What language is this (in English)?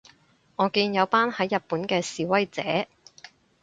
Cantonese